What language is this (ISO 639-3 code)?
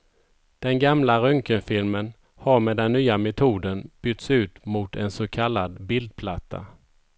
swe